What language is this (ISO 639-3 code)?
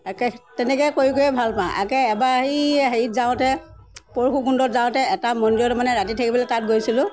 asm